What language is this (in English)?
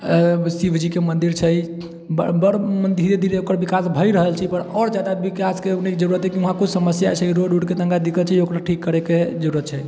Maithili